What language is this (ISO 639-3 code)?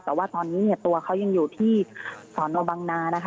tha